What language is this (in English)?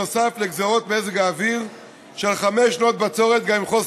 Hebrew